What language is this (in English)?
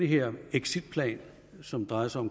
Danish